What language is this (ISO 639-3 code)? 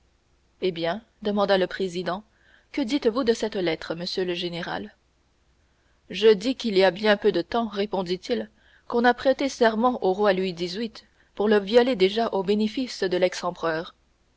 fra